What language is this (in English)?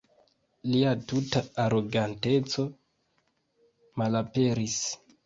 Esperanto